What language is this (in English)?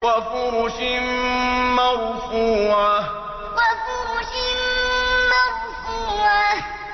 Arabic